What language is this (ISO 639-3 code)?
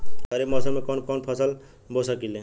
bho